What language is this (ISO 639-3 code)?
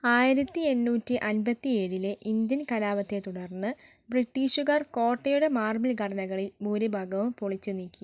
mal